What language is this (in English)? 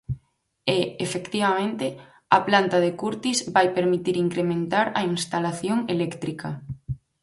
Galician